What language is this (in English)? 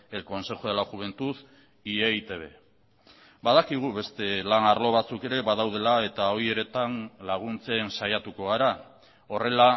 Basque